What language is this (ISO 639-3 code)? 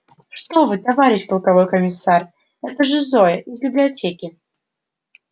rus